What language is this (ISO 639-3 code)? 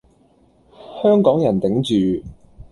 yue